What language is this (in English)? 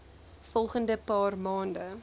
Afrikaans